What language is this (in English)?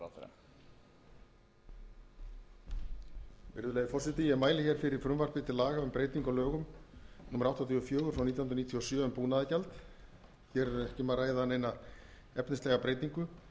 Icelandic